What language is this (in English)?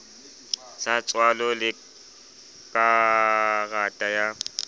Southern Sotho